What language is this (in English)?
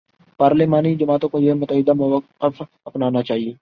Urdu